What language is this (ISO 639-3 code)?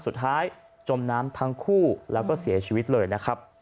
tha